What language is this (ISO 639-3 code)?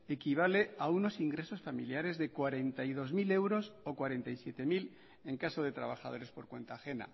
spa